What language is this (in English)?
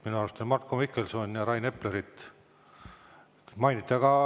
Estonian